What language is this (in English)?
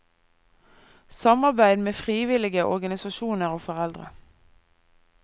Norwegian